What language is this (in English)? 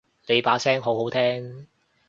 Cantonese